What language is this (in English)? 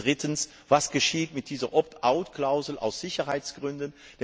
German